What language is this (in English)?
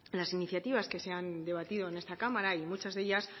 Spanish